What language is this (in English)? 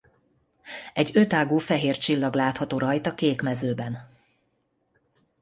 Hungarian